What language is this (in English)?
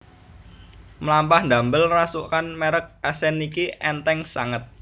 Javanese